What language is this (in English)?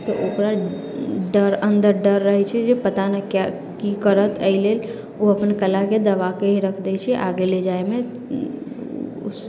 Maithili